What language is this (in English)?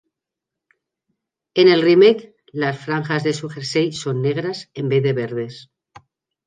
Spanish